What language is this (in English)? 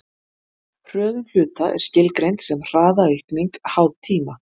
Icelandic